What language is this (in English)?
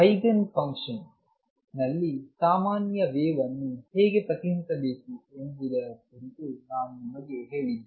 Kannada